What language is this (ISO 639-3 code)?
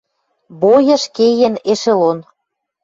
mrj